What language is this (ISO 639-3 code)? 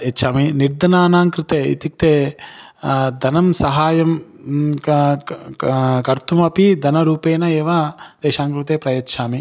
san